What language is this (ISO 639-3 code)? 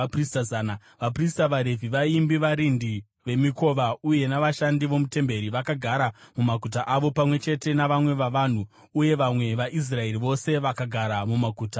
sna